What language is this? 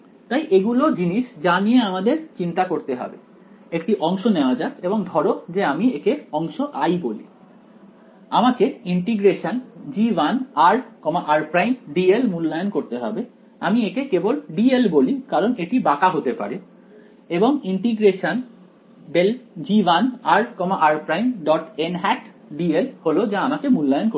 Bangla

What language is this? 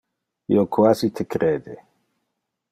Interlingua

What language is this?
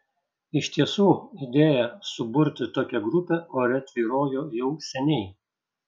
Lithuanian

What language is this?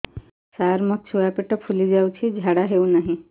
Odia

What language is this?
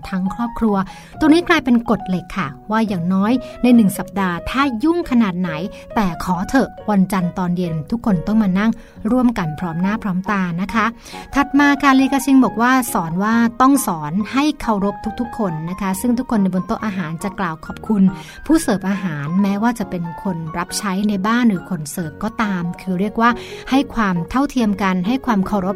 Thai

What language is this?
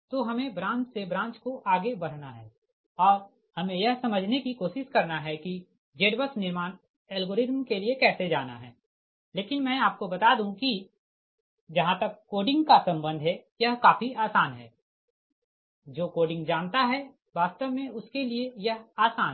Hindi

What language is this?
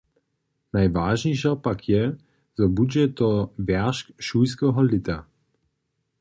Upper Sorbian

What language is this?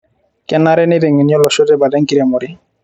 Masai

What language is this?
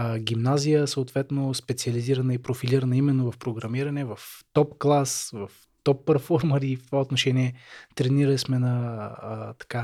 Bulgarian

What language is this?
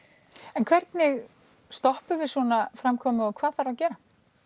Icelandic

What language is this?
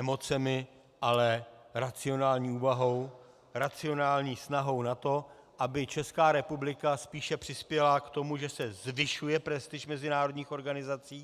Czech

